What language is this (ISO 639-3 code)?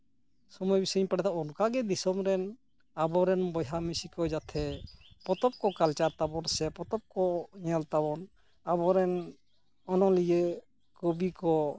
sat